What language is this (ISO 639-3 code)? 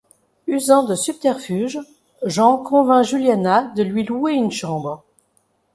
fra